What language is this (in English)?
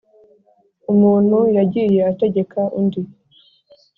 Kinyarwanda